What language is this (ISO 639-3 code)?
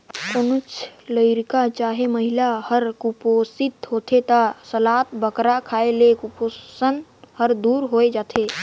hne